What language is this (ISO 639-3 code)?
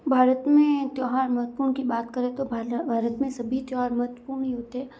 hin